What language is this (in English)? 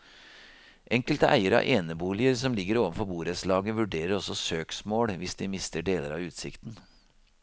Norwegian